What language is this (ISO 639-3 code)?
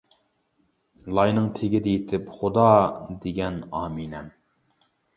uig